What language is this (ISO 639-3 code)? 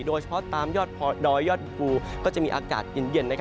tha